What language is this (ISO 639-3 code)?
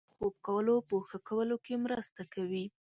pus